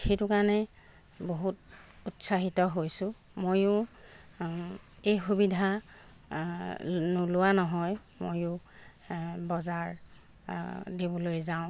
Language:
Assamese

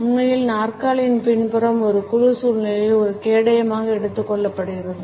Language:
Tamil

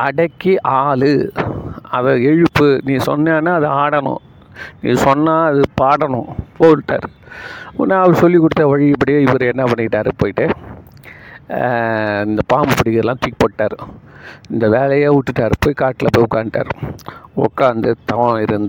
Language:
Tamil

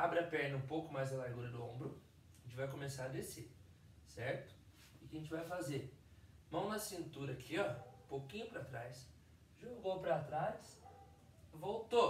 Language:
Portuguese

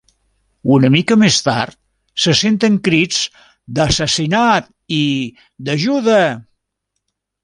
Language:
Catalan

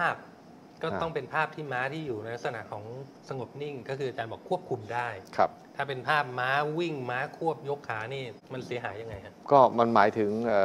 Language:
Thai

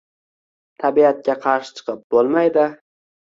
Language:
Uzbek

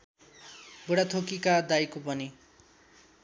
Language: Nepali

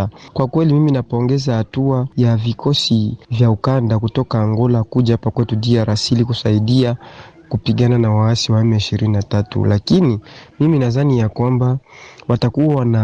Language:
Swahili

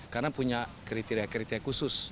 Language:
Indonesian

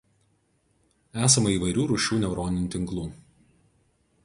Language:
Lithuanian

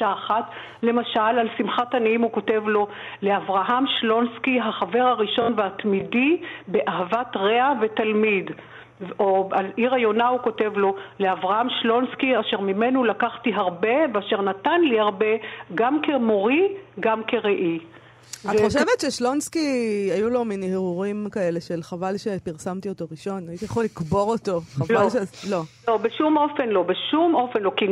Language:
Hebrew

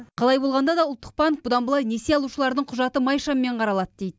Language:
Kazakh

